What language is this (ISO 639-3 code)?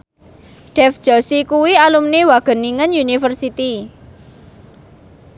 jav